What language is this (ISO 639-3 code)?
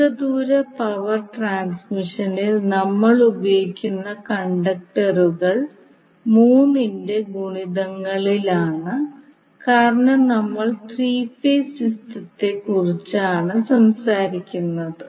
mal